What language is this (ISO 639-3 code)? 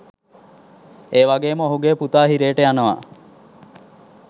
sin